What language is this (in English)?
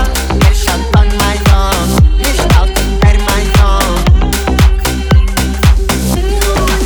Russian